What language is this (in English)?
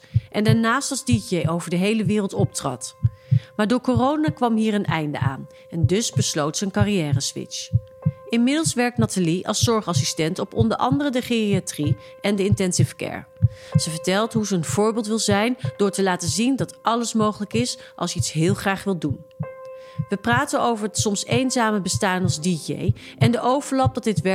Dutch